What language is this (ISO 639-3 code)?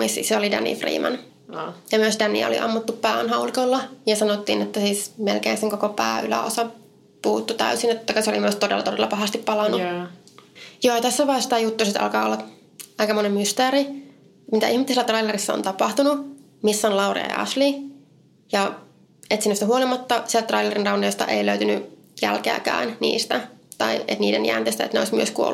fin